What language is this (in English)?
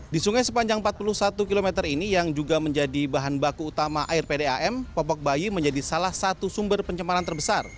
Indonesian